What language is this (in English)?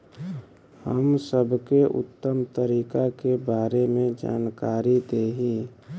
Bhojpuri